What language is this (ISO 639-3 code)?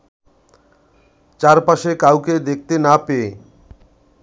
ben